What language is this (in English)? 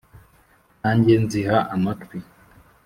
Kinyarwanda